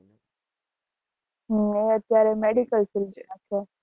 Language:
Gujarati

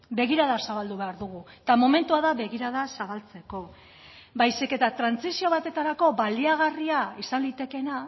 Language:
Basque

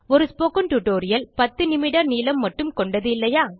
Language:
Tamil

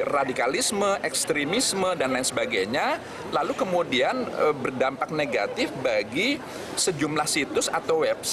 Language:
Indonesian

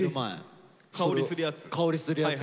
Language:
Japanese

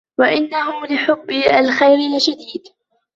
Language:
Arabic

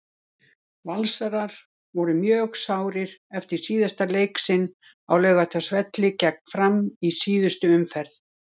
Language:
Icelandic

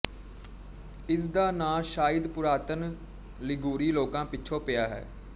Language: Punjabi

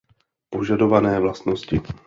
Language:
Czech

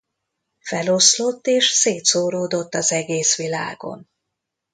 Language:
Hungarian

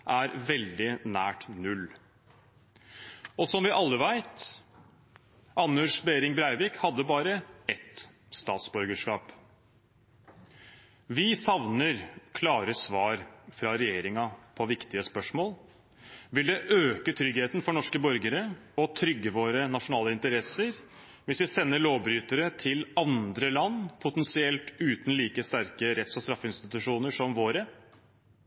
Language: Norwegian Bokmål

